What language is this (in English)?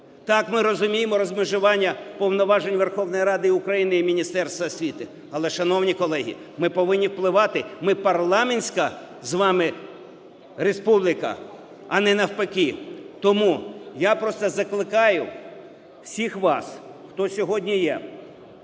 Ukrainian